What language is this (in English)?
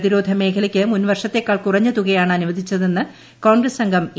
Malayalam